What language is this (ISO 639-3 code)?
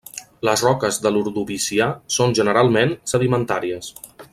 cat